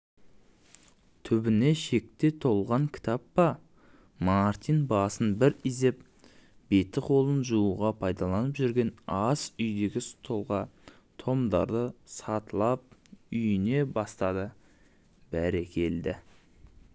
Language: Kazakh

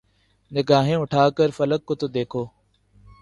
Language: Urdu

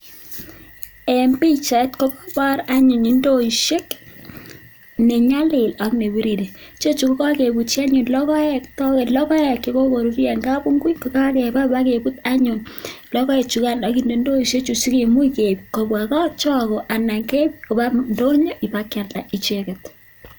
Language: Kalenjin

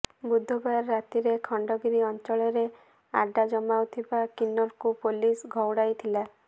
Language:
Odia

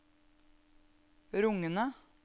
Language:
Norwegian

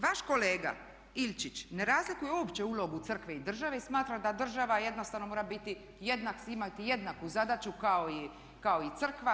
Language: Croatian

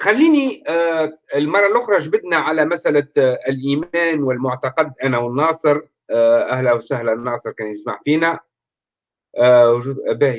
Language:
Arabic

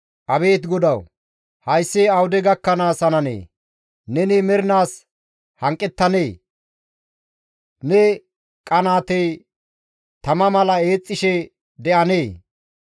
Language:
Gamo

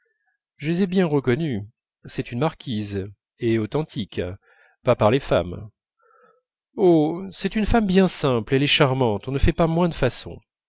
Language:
French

